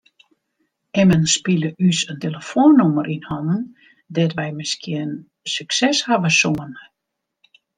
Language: Western Frisian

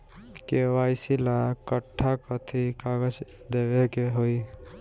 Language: Bhojpuri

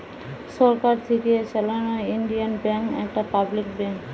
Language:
Bangla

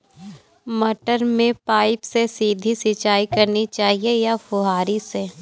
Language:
Hindi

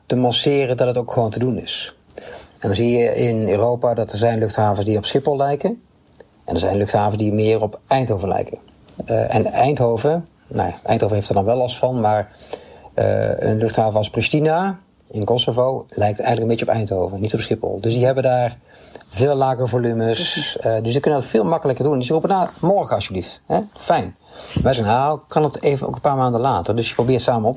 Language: Dutch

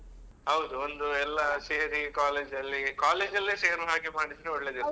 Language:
Kannada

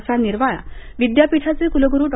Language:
Marathi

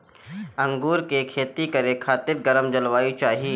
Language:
Bhojpuri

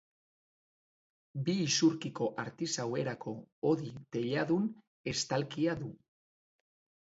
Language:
Basque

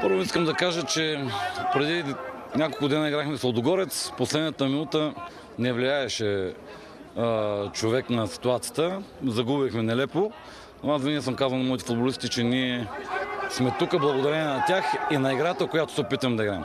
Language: Bulgarian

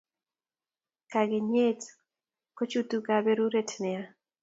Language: Kalenjin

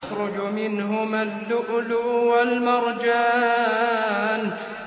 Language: Arabic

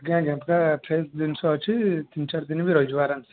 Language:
Odia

